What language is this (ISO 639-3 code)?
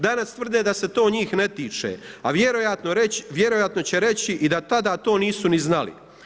hrv